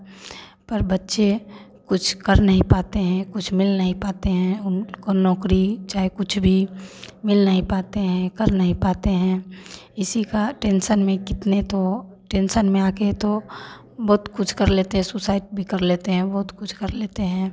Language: Hindi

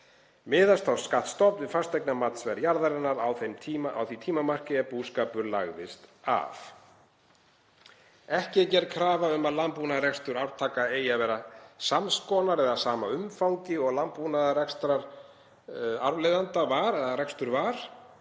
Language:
Icelandic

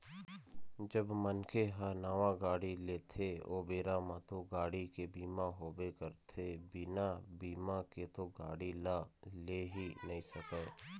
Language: Chhattisgarhi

